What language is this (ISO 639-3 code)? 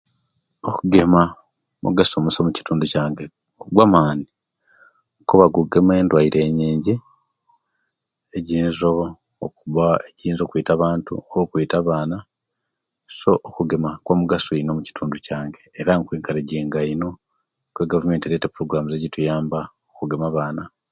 lke